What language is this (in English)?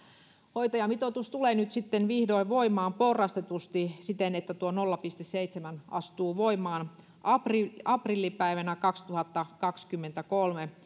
Finnish